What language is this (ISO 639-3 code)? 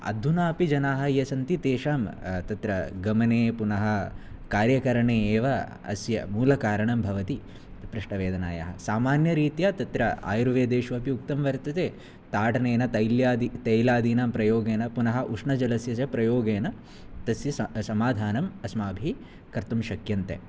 san